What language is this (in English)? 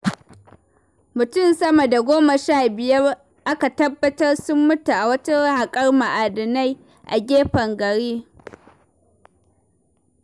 Hausa